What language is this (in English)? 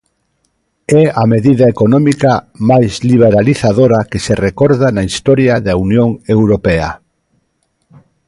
Galician